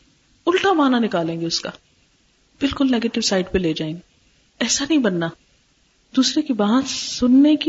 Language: Urdu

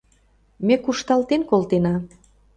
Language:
Mari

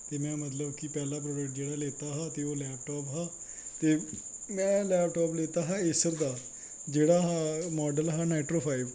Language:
Dogri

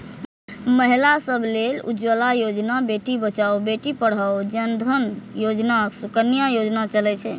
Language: Maithili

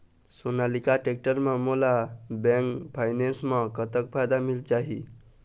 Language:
Chhattisgarhi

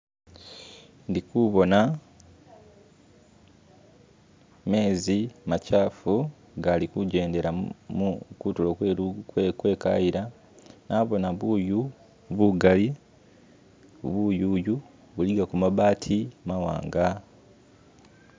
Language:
Masaaba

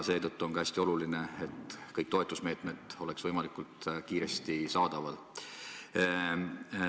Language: Estonian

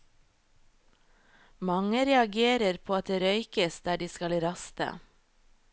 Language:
Norwegian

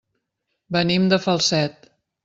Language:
Catalan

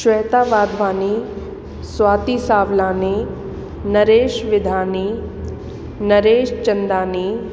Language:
Sindhi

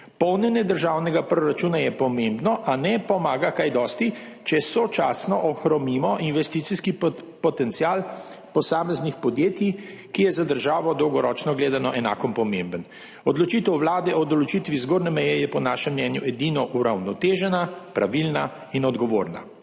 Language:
Slovenian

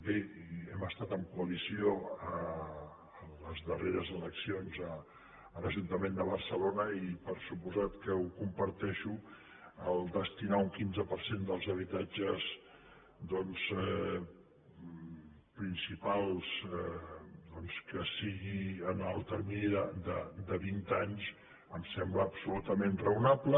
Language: Catalan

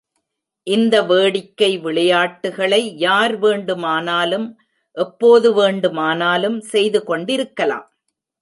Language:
Tamil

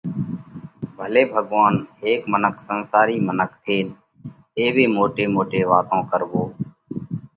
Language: Parkari Koli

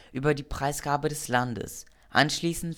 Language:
German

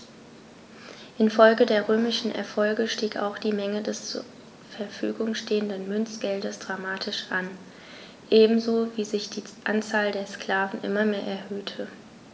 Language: German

